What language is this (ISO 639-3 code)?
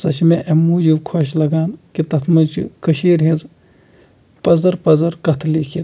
kas